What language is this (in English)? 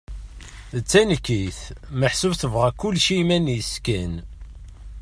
Kabyle